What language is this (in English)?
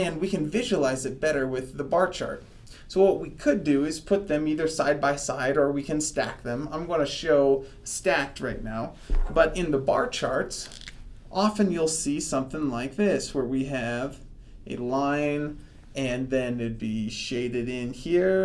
English